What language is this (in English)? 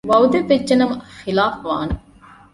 Divehi